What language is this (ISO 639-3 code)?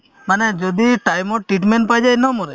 asm